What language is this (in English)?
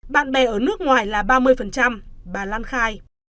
Vietnamese